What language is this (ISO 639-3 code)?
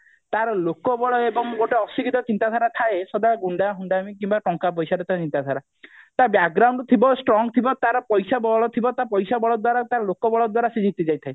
ori